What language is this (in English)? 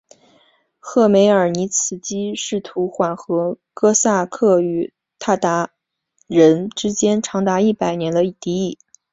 Chinese